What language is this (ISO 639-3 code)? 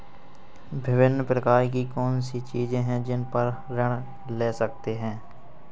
hin